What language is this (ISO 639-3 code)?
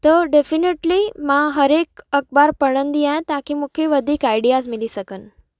snd